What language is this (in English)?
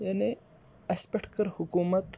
Kashmiri